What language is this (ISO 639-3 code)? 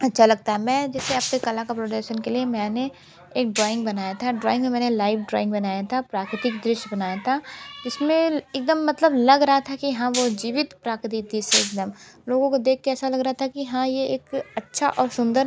hin